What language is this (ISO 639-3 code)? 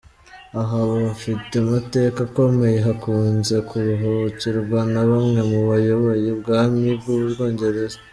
kin